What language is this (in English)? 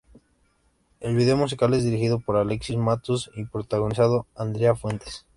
Spanish